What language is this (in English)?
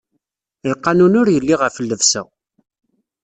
Kabyle